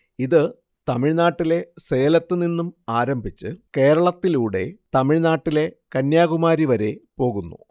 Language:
Malayalam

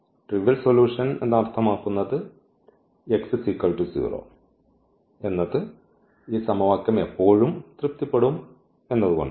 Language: Malayalam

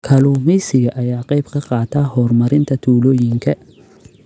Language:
Somali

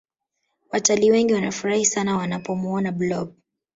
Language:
Swahili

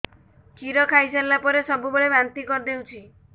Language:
Odia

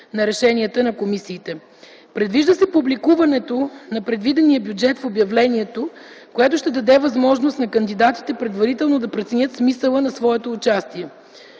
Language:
Bulgarian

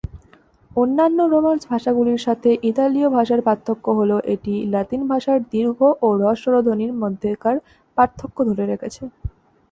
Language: Bangla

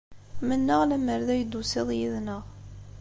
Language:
Kabyle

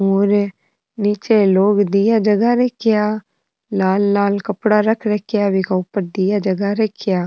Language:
Rajasthani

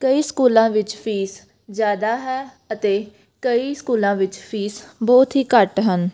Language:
Punjabi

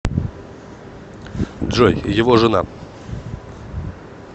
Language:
Russian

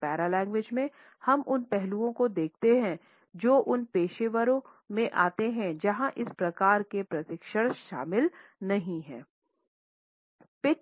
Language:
Hindi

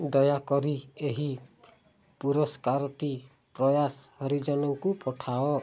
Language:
Odia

